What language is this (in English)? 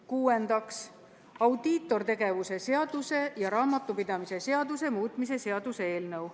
Estonian